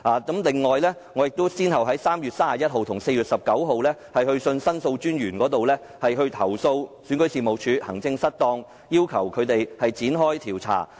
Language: Cantonese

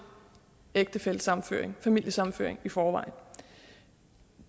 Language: Danish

